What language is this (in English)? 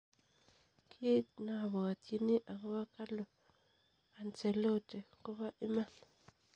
Kalenjin